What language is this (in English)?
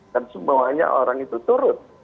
Indonesian